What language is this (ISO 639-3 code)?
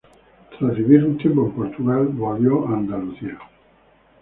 spa